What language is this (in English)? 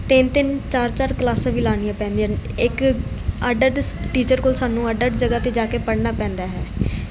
Punjabi